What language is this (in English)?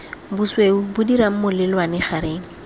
Tswana